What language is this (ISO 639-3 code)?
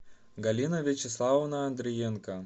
rus